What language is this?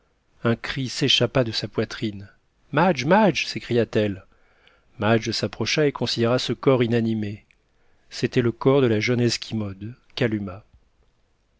French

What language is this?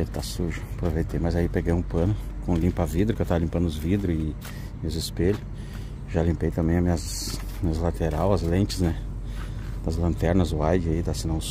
Portuguese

